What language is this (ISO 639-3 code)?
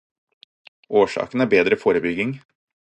nob